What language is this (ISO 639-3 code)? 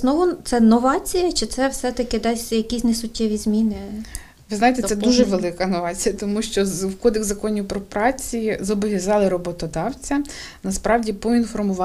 ukr